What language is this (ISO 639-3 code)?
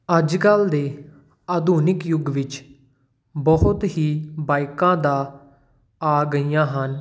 pan